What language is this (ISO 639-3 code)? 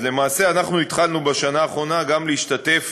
heb